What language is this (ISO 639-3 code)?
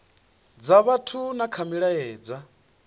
ven